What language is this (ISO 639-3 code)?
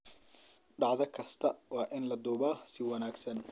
som